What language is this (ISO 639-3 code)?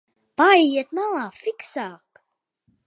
lav